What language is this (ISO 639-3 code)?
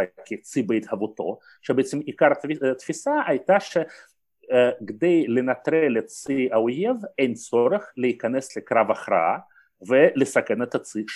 heb